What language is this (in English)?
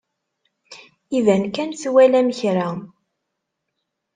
Kabyle